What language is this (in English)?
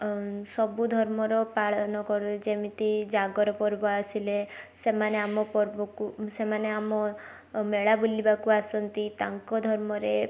Odia